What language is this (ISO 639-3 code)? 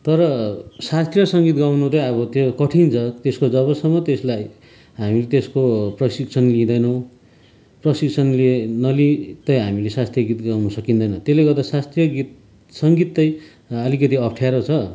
nep